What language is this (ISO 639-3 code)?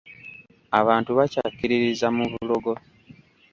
lug